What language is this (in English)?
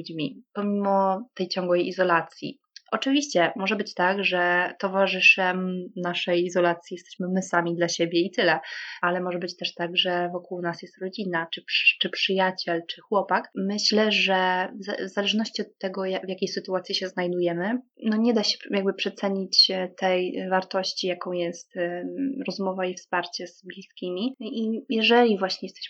Polish